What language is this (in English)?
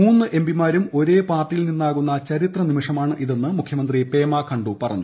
Malayalam